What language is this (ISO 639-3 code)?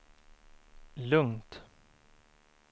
swe